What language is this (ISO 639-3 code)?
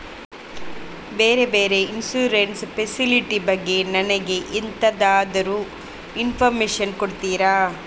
kan